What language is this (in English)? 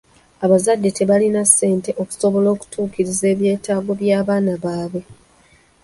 Ganda